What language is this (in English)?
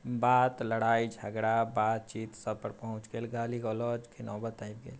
Maithili